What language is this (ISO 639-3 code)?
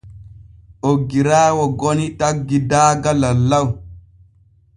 fue